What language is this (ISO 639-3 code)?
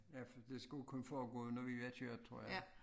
dan